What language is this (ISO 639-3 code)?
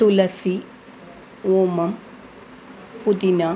san